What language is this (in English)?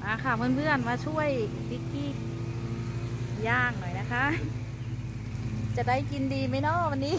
Thai